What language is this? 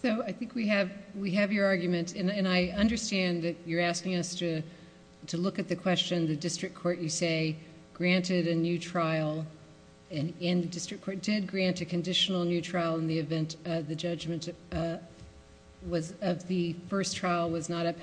English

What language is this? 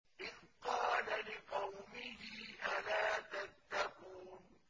Arabic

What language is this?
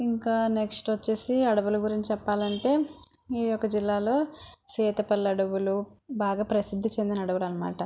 Telugu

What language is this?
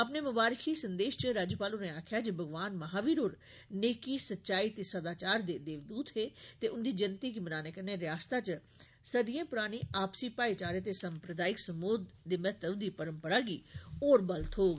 Dogri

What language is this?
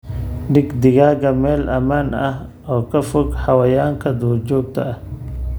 Somali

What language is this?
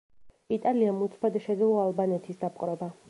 Georgian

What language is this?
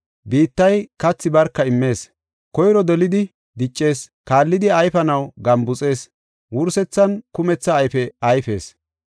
Gofa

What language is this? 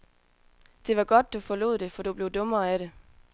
Danish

